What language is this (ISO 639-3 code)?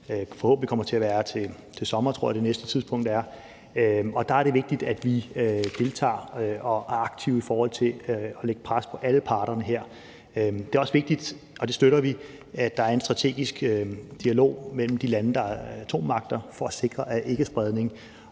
dan